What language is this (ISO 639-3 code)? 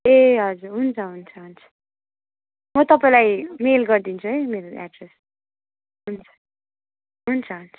nep